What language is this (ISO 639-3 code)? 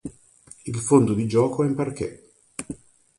ita